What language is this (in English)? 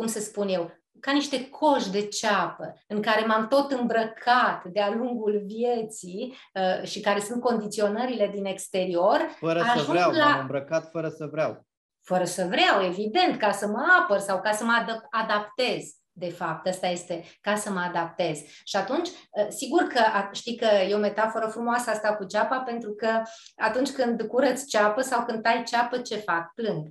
Romanian